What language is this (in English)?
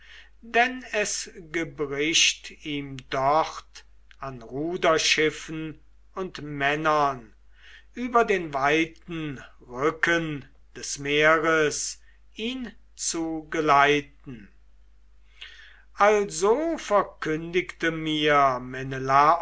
German